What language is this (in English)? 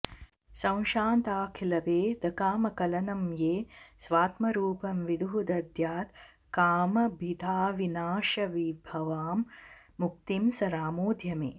Sanskrit